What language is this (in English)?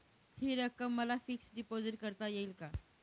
Marathi